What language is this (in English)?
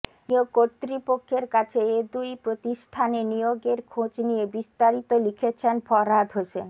Bangla